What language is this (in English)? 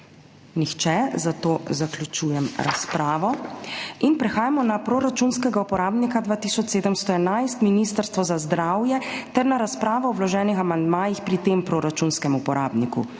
Slovenian